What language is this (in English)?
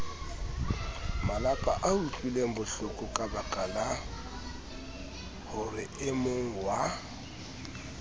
Southern Sotho